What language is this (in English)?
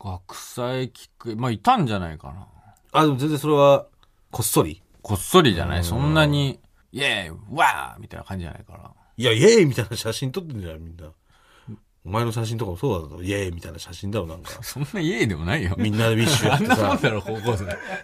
Japanese